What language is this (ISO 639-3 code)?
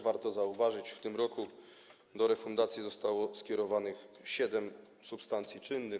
pol